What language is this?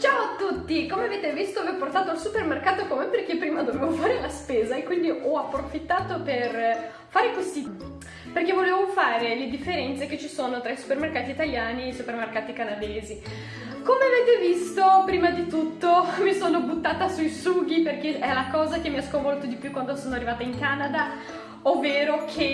Italian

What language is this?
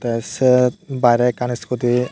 Chakma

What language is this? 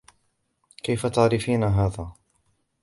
Arabic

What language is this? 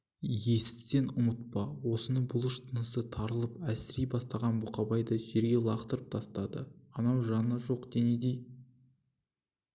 Kazakh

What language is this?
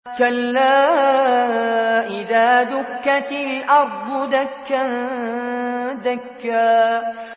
Arabic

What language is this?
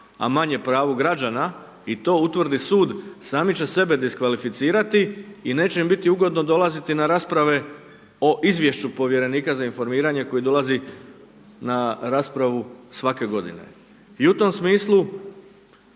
Croatian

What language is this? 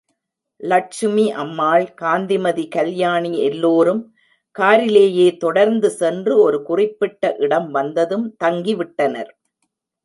Tamil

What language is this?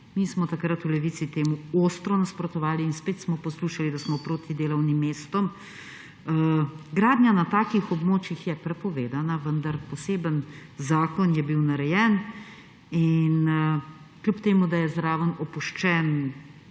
Slovenian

